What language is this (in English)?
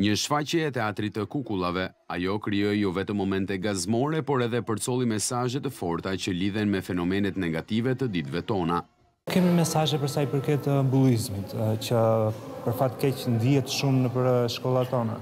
Romanian